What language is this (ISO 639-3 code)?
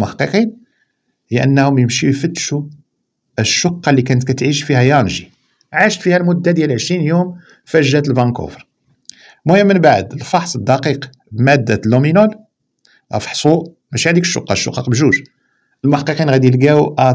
ara